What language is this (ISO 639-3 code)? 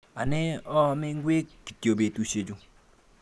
kln